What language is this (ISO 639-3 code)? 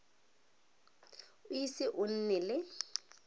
tsn